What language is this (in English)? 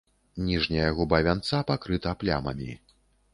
Belarusian